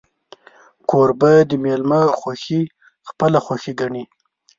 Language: Pashto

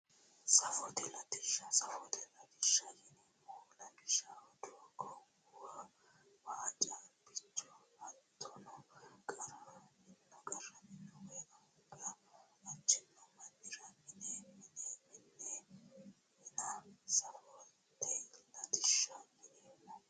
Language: Sidamo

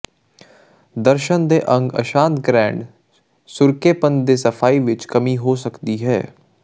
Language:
Punjabi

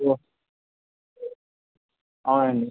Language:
Telugu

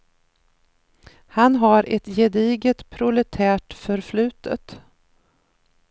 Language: Swedish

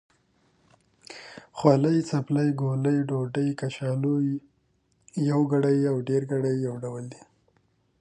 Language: Pashto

